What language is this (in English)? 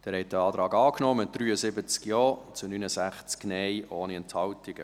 Swiss German